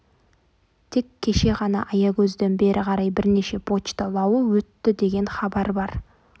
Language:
Kazakh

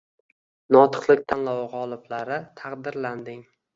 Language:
Uzbek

